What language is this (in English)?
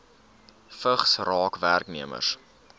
Afrikaans